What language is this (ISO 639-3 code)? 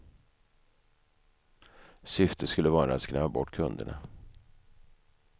swe